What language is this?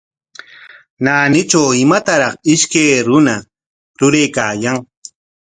Corongo Ancash Quechua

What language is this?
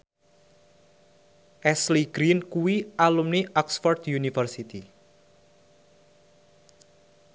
Javanese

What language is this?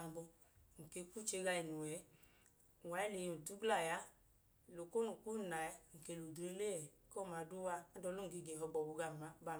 Idoma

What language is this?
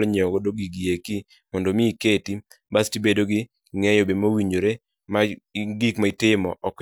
Luo (Kenya and Tanzania)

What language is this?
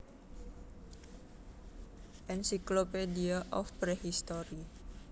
Javanese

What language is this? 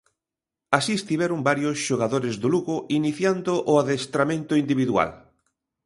Galician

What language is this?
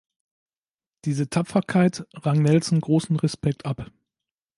German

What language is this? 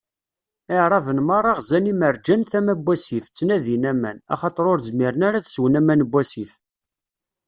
Kabyle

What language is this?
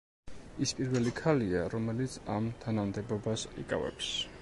Georgian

